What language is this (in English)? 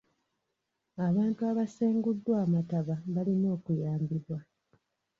Ganda